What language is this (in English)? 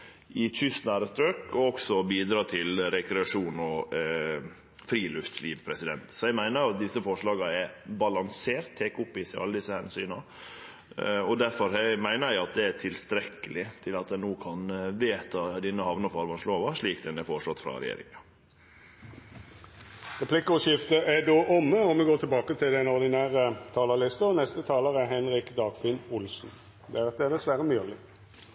Norwegian